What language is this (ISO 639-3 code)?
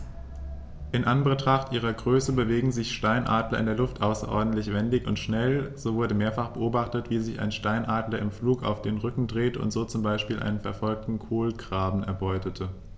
deu